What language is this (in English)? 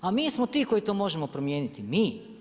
Croatian